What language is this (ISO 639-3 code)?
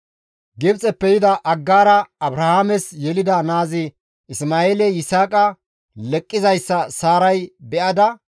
gmv